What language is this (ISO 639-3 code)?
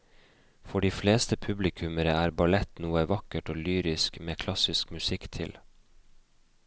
nor